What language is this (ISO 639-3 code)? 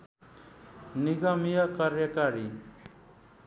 nep